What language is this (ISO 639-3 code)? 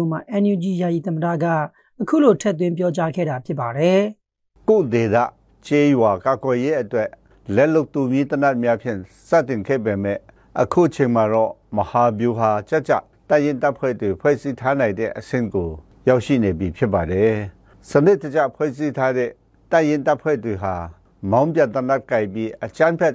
tha